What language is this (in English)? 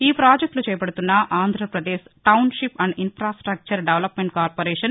Telugu